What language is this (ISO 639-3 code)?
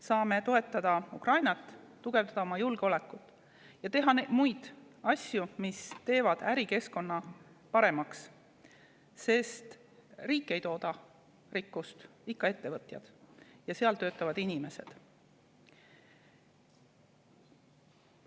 est